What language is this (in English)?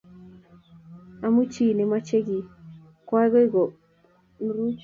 Kalenjin